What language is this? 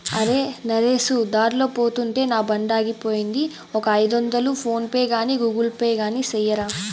Telugu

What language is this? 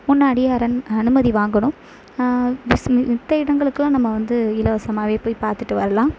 Tamil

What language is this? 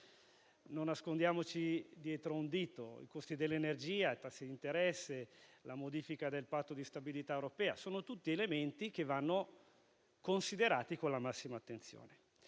Italian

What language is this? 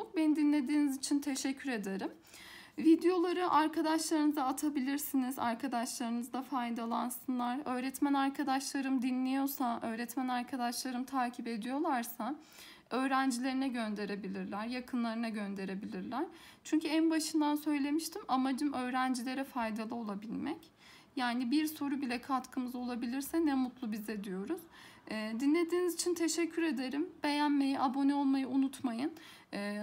Turkish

